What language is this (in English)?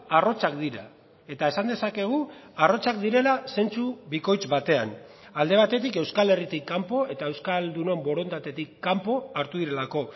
Basque